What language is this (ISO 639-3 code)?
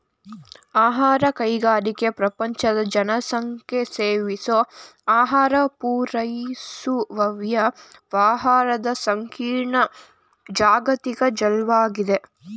kan